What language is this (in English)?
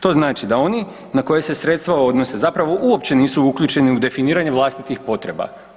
Croatian